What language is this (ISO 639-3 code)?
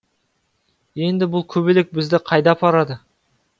kaz